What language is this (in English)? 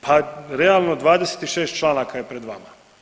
Croatian